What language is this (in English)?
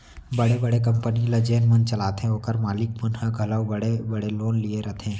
Chhattisgarhi